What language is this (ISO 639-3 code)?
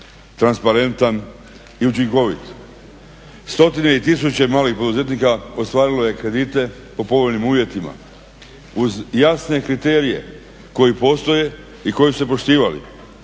hrv